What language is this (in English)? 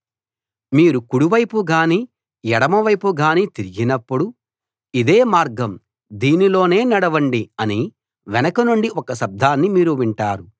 Telugu